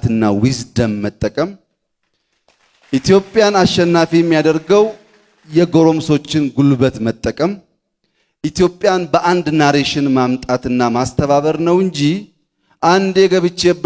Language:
Amharic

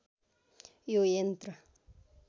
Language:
Nepali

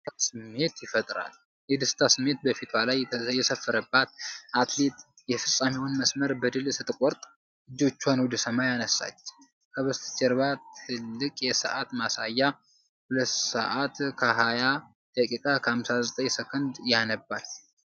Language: Amharic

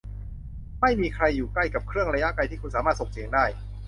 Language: Thai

